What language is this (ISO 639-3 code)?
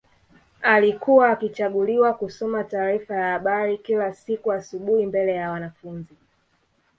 swa